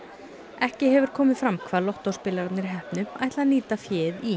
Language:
Icelandic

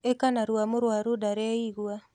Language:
Kikuyu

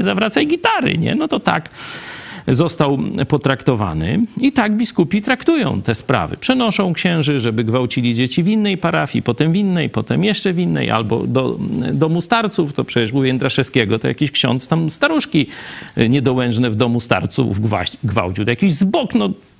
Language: Polish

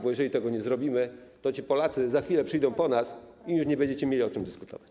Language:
Polish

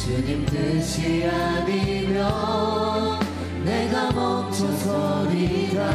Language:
Korean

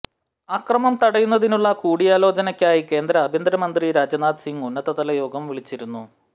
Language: Malayalam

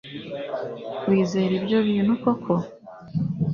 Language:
Kinyarwanda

